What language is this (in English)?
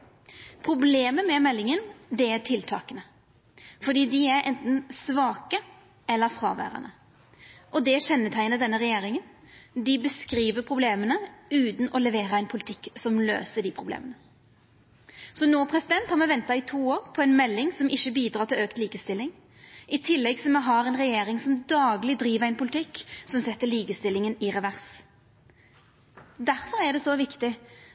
Norwegian Nynorsk